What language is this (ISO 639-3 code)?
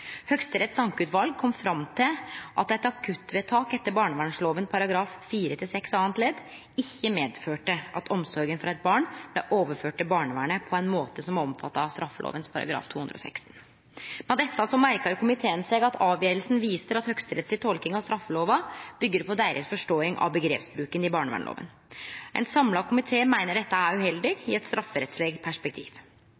nno